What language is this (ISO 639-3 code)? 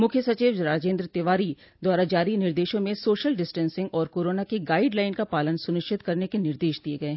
hin